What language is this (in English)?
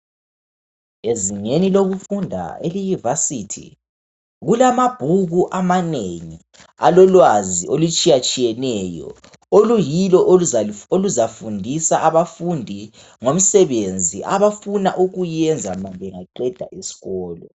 North Ndebele